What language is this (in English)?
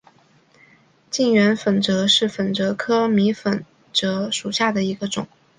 Chinese